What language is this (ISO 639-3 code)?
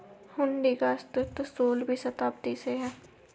hin